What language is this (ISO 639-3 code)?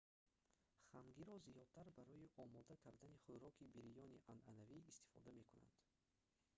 tgk